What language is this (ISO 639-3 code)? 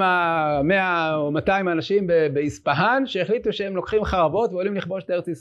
heb